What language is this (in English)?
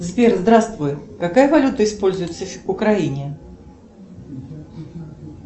Russian